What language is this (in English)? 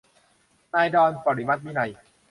Thai